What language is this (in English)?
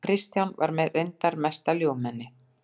Icelandic